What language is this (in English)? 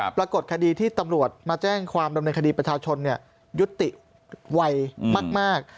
Thai